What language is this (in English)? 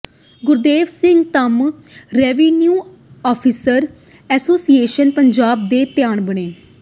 Punjabi